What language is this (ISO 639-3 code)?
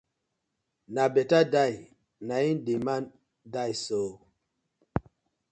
pcm